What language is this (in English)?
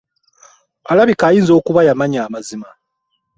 Ganda